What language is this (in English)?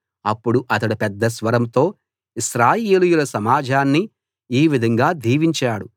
Telugu